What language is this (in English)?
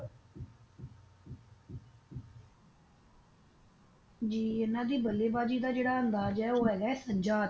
Punjabi